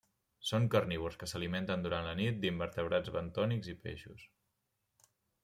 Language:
Catalan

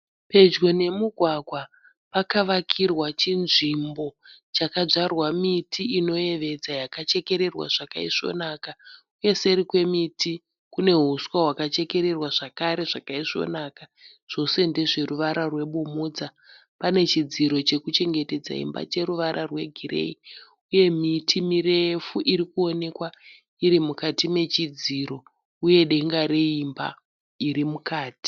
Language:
Shona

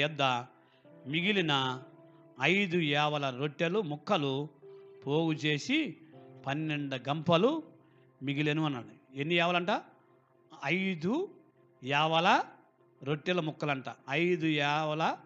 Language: Telugu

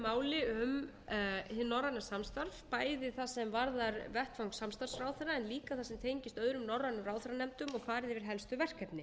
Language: Icelandic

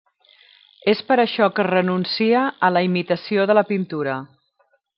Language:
Catalan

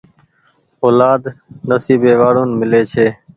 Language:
Goaria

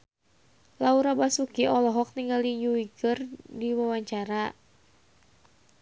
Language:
Sundanese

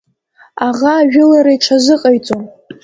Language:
Abkhazian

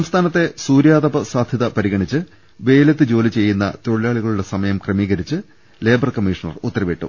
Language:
Malayalam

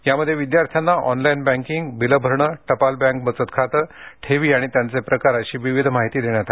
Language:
Marathi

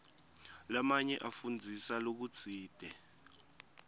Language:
Swati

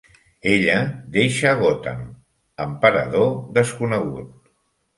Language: Catalan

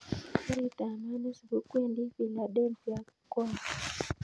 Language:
Kalenjin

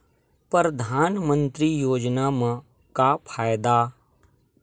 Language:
Chhattisgarhi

